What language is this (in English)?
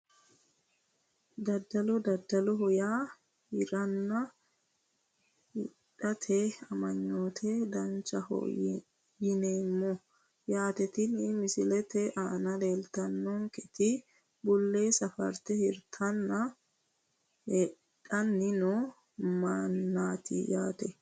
Sidamo